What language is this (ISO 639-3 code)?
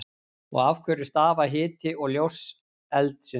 isl